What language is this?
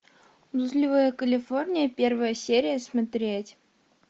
Russian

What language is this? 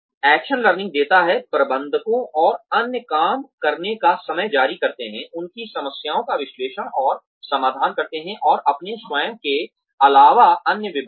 Hindi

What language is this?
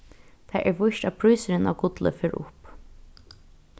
Faroese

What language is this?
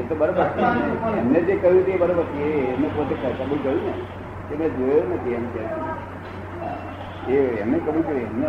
Gujarati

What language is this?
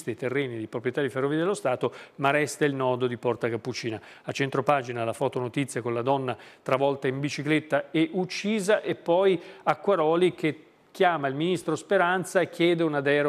Italian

